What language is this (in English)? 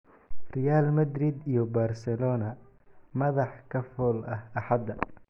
Somali